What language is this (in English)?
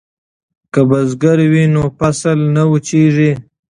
Pashto